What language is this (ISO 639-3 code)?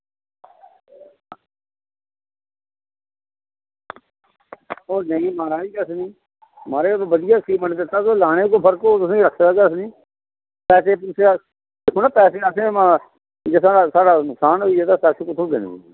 doi